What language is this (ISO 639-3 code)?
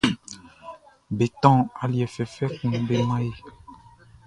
bci